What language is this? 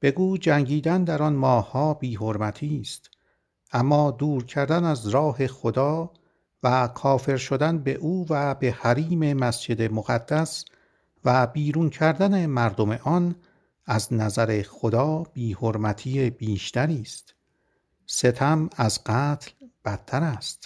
Persian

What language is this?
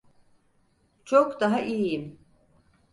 Turkish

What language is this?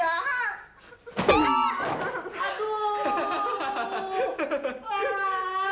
Indonesian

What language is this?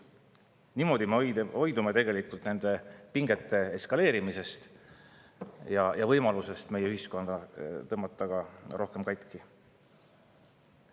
Estonian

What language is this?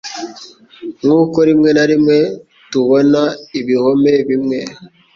Kinyarwanda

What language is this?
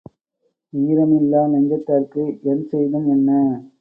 Tamil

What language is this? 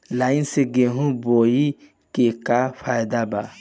Bhojpuri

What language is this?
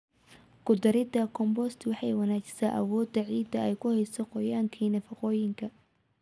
Somali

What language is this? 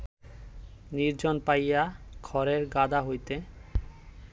Bangla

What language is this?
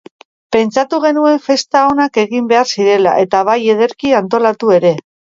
Basque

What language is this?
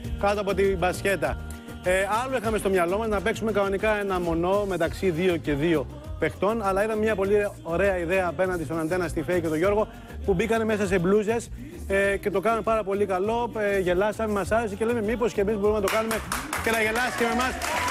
Greek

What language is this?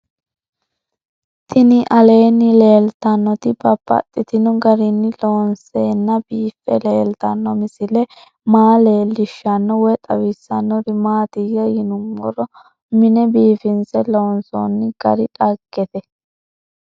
Sidamo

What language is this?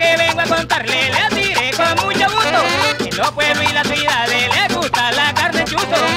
Spanish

